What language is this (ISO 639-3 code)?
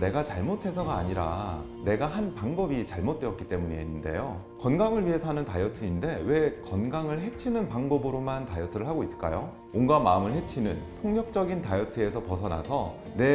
kor